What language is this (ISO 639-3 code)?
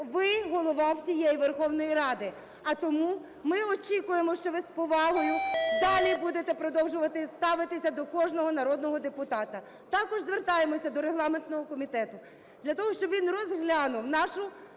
ukr